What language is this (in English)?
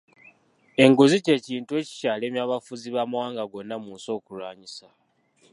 Ganda